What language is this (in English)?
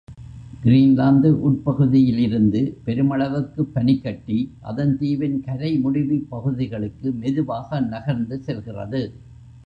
Tamil